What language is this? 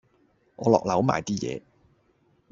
Cantonese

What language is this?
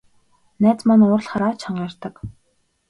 Mongolian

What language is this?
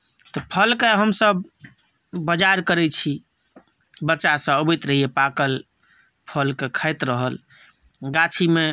Maithili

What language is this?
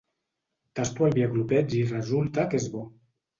Catalan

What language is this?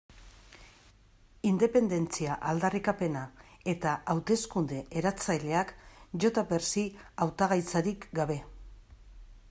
Basque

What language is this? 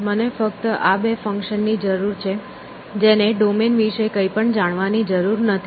Gujarati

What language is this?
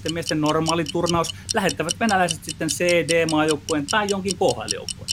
Finnish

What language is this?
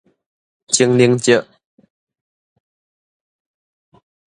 Min Nan Chinese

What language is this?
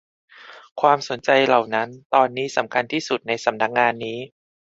Thai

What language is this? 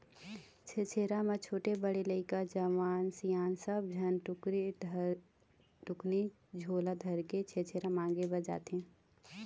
Chhattisgarhi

